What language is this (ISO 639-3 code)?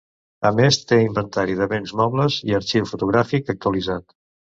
cat